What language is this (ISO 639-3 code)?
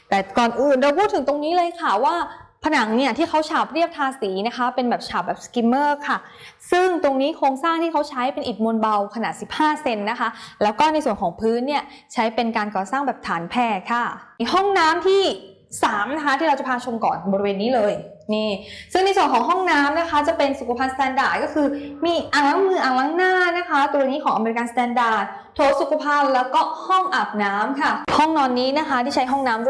tha